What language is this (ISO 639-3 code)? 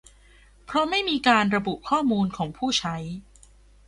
tha